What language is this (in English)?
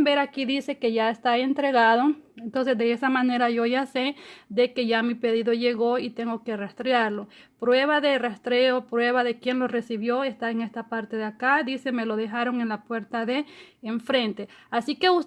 Spanish